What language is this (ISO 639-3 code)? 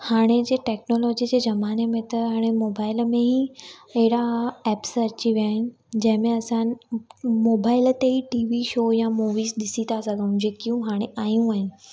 snd